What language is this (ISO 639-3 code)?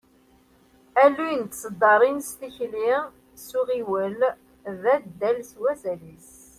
kab